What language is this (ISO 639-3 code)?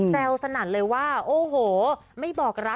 tha